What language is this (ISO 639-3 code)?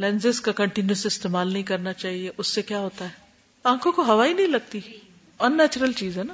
urd